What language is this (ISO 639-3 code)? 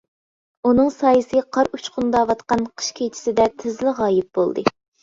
uig